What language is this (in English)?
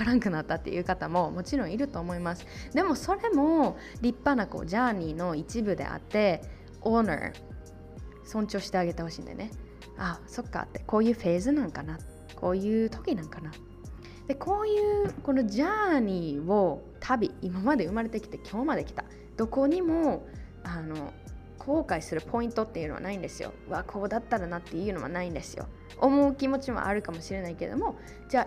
Japanese